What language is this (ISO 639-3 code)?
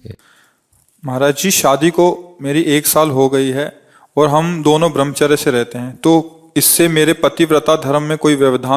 hin